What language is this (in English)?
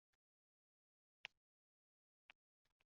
Uzbek